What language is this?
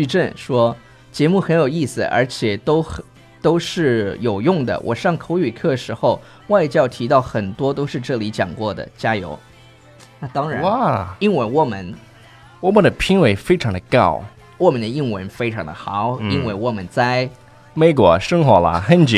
Chinese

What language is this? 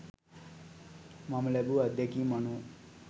Sinhala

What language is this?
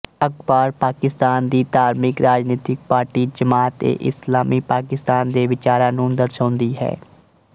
Punjabi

